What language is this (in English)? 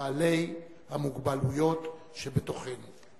Hebrew